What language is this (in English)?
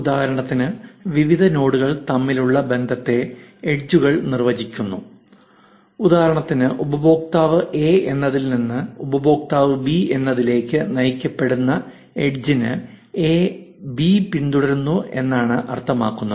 Malayalam